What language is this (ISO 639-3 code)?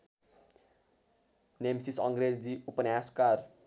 nep